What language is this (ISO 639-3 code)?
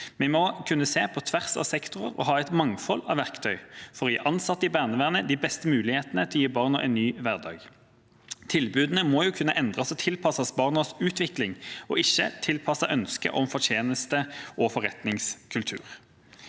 nor